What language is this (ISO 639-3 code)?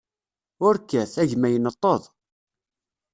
kab